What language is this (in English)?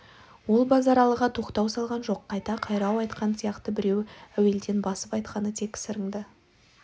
Kazakh